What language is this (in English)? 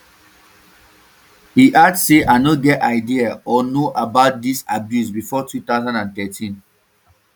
Nigerian Pidgin